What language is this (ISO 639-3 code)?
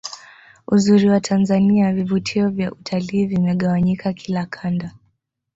swa